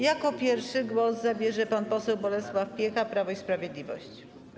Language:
Polish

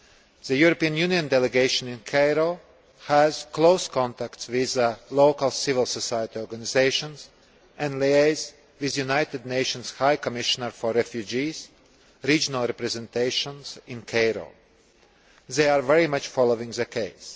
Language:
English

